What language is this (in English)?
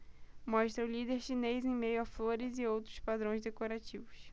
Portuguese